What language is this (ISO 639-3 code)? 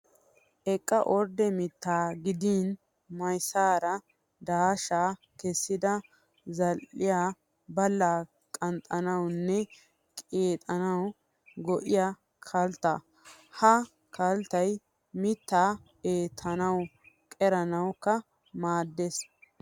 wal